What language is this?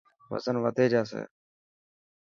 Dhatki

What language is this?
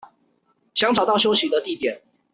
Chinese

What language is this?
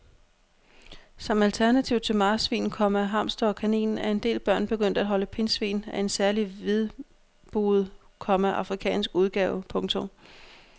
Danish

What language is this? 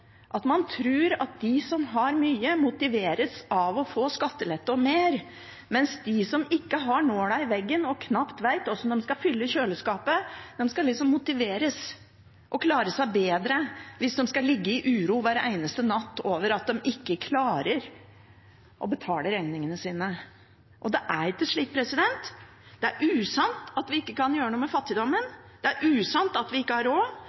Norwegian Bokmål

